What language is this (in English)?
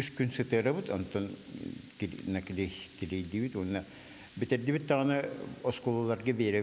Turkish